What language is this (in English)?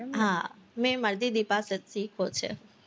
Gujarati